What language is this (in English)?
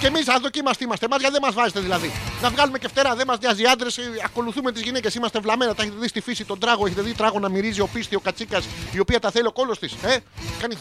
Greek